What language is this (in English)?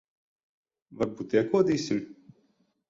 Latvian